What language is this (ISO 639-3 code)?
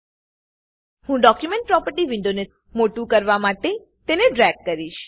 guj